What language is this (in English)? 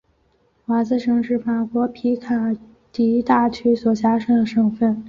Chinese